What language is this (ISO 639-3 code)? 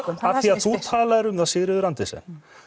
isl